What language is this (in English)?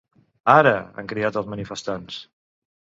Catalan